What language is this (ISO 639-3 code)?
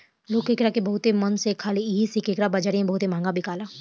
bho